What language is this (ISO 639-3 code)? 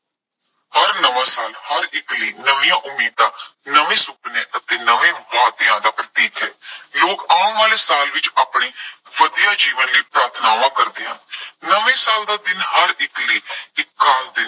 pan